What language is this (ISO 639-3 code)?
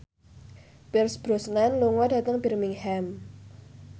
jav